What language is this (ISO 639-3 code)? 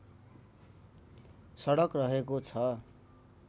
nep